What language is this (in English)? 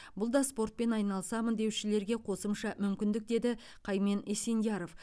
Kazakh